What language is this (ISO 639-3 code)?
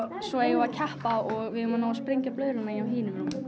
isl